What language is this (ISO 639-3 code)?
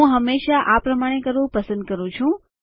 guj